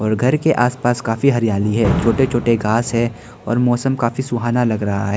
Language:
Hindi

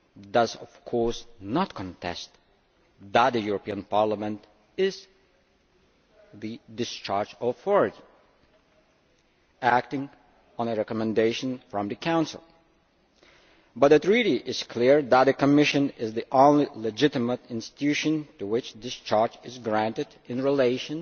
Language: English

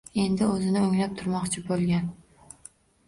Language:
Uzbek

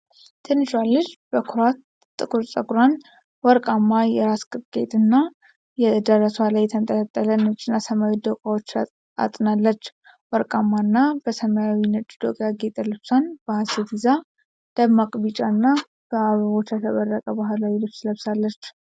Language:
Amharic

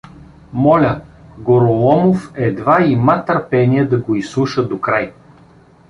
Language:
Bulgarian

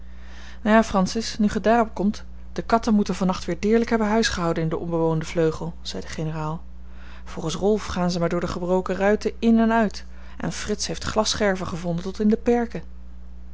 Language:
Dutch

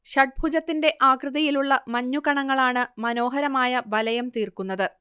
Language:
Malayalam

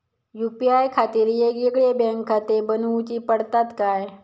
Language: Marathi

